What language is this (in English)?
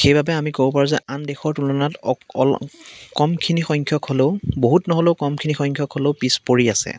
Assamese